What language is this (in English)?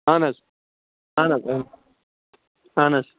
Kashmiri